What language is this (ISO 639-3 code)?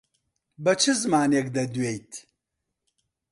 ckb